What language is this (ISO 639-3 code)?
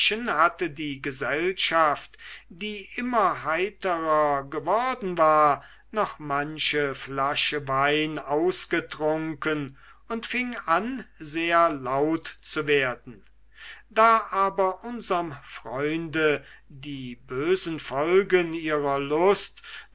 deu